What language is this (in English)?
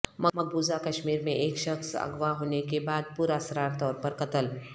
Urdu